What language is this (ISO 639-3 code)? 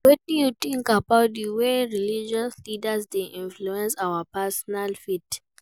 pcm